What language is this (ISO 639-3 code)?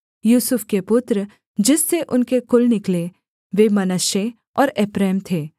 hin